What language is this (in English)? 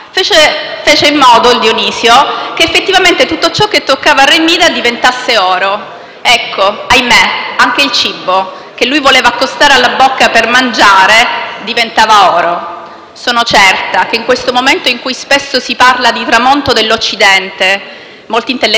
Italian